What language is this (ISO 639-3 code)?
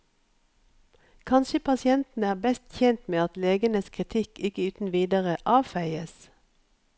nor